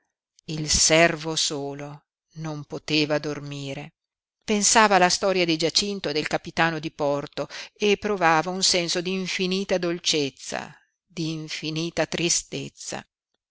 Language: Italian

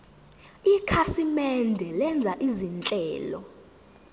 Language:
Zulu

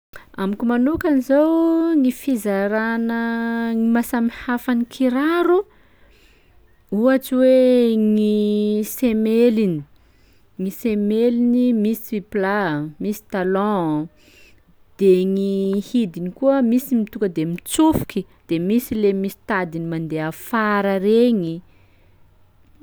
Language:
Sakalava Malagasy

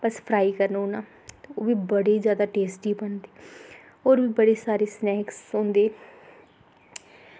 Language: Dogri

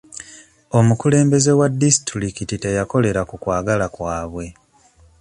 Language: Ganda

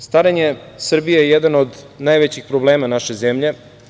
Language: Serbian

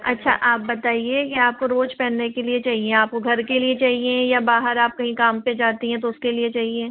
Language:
Hindi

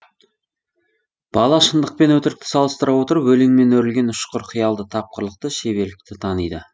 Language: Kazakh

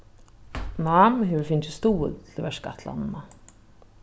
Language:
Faroese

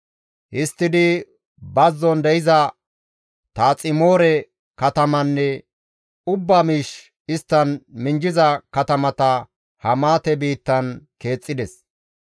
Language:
Gamo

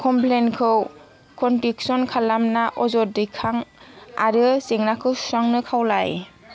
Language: Bodo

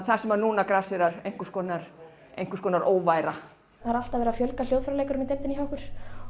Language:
Icelandic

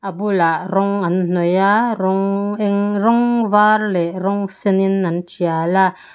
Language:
Mizo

